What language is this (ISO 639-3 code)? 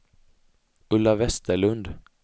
swe